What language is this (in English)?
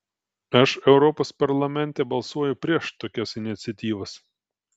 Lithuanian